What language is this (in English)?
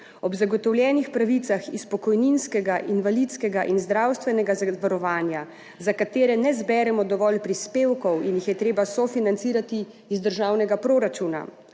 Slovenian